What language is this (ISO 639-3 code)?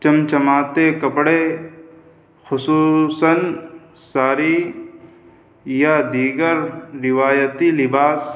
urd